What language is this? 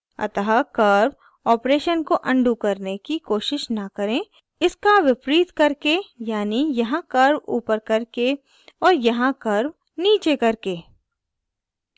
Hindi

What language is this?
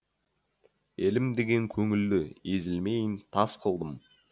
Kazakh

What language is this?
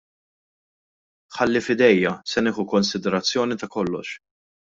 Maltese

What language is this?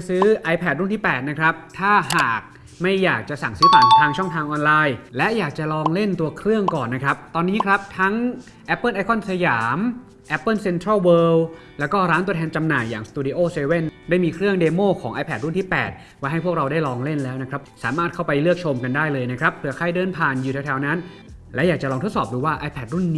Thai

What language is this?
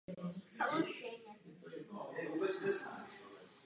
Czech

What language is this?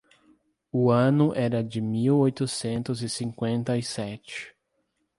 Portuguese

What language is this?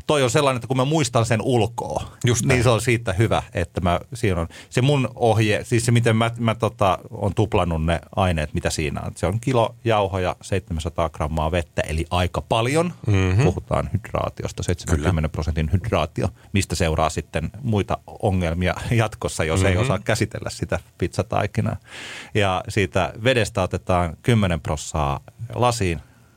Finnish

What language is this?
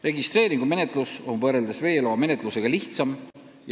Estonian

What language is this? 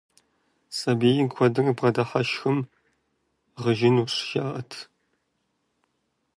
Kabardian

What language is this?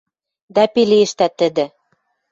Western Mari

